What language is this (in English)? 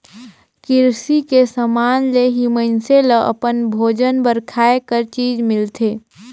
Chhattisgarhi